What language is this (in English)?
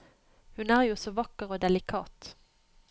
Norwegian